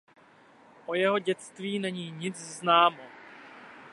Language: Czech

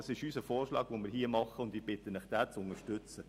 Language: Swiss German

